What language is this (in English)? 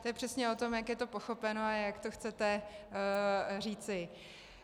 Czech